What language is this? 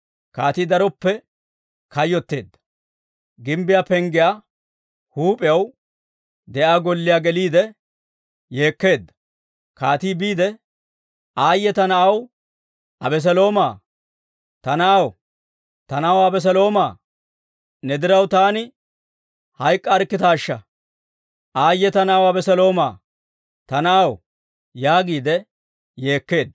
Dawro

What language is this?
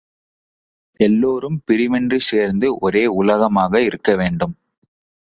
Tamil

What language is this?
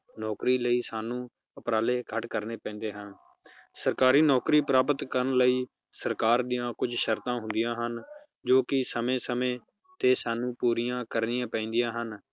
Punjabi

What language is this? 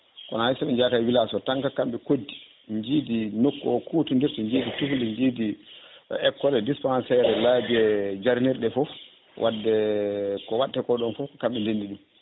Fula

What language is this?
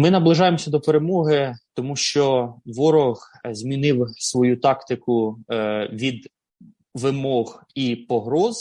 Ukrainian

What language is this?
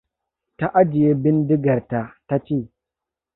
Hausa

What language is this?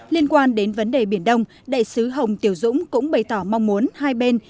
Vietnamese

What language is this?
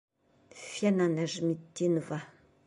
Bashkir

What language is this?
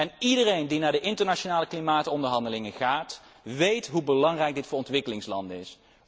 Dutch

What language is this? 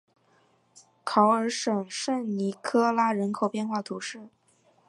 Chinese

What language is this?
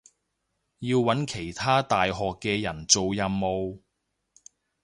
Cantonese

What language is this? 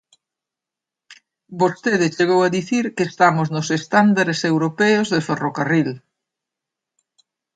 Galician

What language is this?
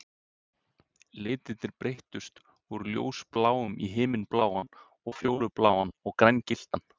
Icelandic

